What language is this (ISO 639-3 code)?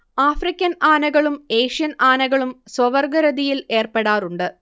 mal